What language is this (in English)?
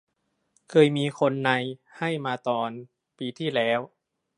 Thai